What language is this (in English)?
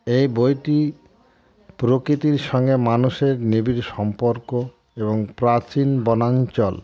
Bangla